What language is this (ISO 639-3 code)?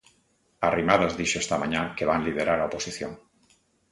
glg